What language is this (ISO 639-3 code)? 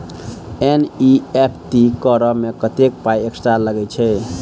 mai